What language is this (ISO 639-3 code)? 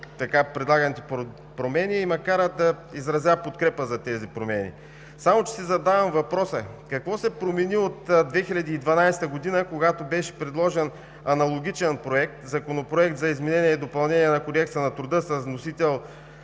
bul